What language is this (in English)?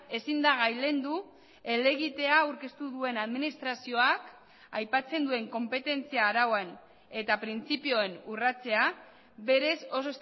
Basque